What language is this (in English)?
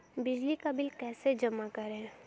Hindi